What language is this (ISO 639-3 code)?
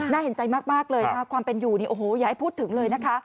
tha